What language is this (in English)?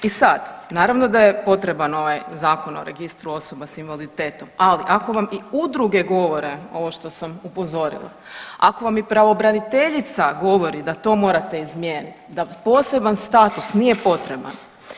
Croatian